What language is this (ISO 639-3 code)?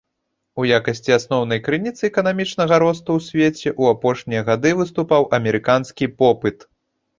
bel